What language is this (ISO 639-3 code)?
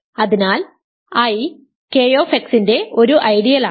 mal